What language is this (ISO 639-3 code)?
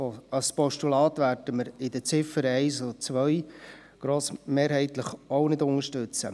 gsw